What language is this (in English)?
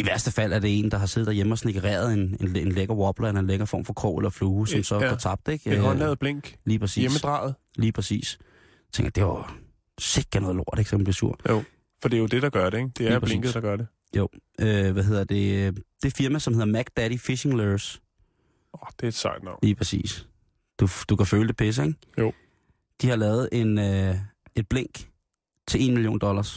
Danish